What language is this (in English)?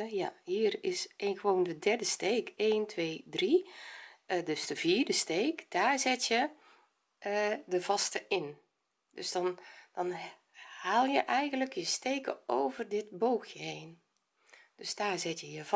Dutch